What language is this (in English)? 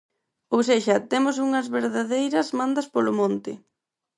Galician